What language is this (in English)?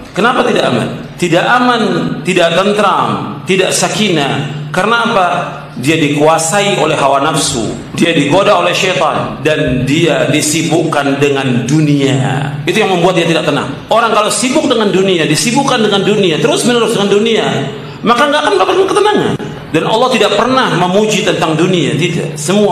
Indonesian